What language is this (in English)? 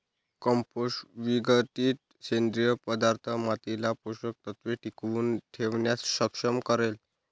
Marathi